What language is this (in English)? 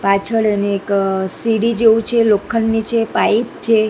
Gujarati